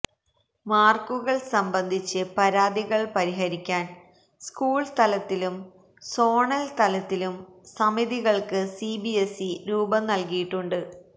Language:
Malayalam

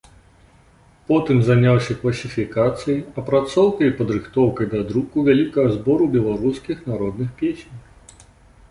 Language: Belarusian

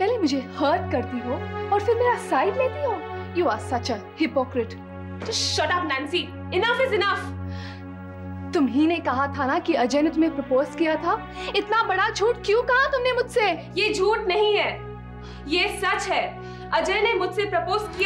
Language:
Hindi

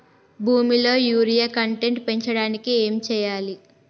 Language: Telugu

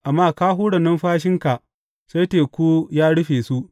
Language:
Hausa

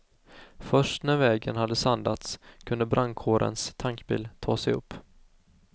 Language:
Swedish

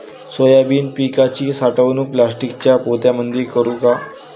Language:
Marathi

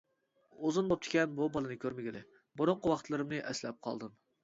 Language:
Uyghur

